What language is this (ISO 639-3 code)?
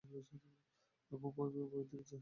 ben